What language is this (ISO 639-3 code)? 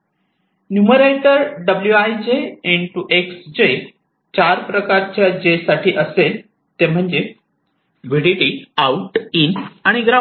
mar